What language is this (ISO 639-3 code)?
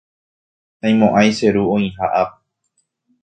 grn